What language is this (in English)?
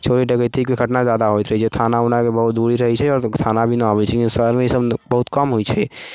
Maithili